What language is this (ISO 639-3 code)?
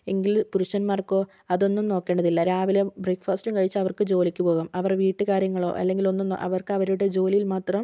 mal